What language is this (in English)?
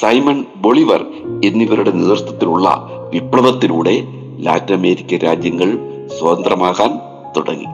Malayalam